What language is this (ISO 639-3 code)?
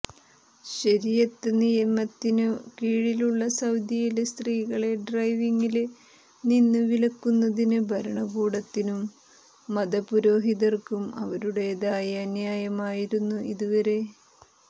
mal